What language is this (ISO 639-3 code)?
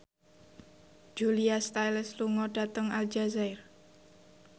jav